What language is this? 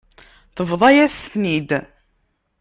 Kabyle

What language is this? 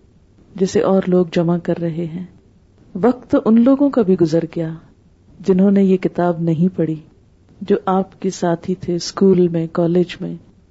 Urdu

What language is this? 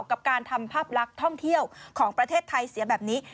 Thai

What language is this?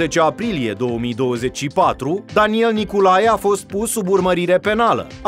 Romanian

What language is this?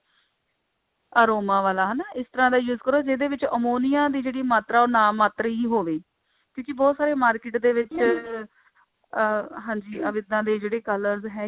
Punjabi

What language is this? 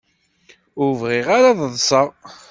Kabyle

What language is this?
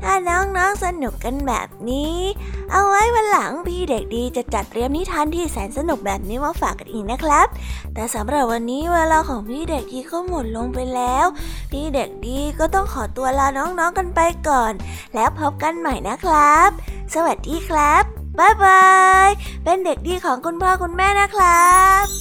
Thai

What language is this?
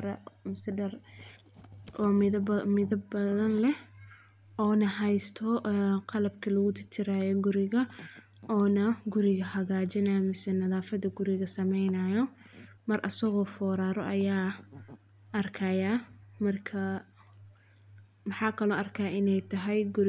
Somali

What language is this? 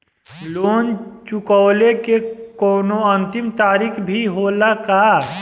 Bhojpuri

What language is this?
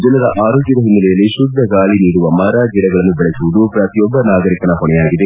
Kannada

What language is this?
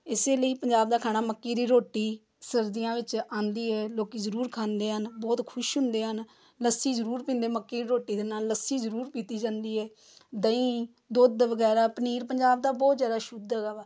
Punjabi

